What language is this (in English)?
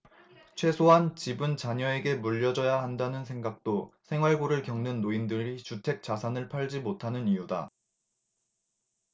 Korean